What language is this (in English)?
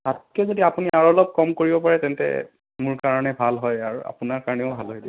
Assamese